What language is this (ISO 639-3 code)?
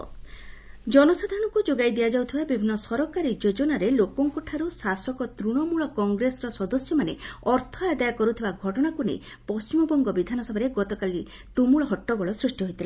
ori